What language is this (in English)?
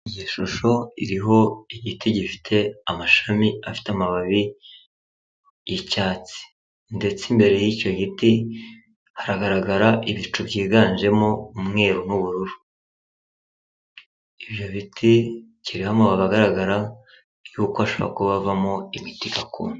Kinyarwanda